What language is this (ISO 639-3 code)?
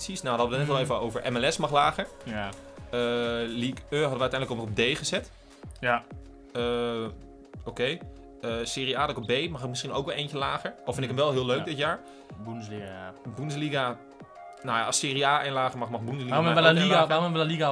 nld